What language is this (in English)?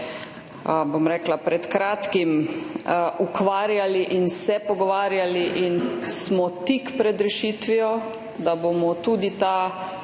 Slovenian